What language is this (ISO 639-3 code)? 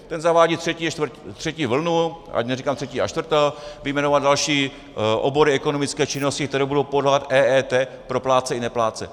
ces